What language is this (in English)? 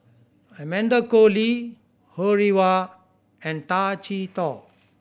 English